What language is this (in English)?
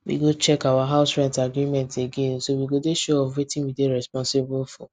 Nigerian Pidgin